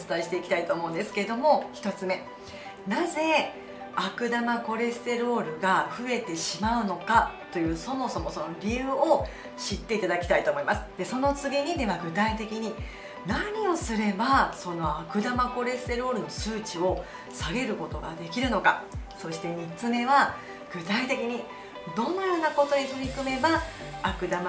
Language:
Japanese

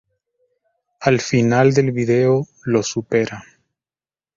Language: Spanish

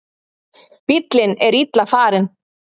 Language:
Icelandic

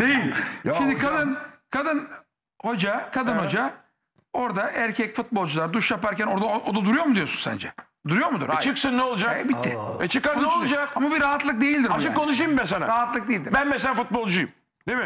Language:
Turkish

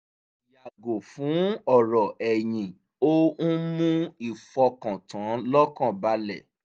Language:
Yoruba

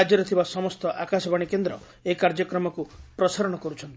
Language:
Odia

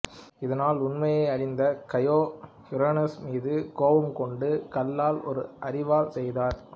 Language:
Tamil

